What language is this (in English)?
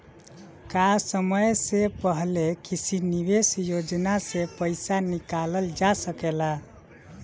Bhojpuri